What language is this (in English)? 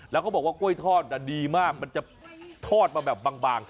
Thai